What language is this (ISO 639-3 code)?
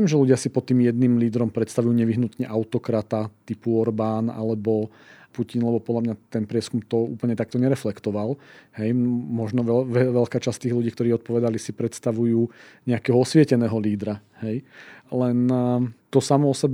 slk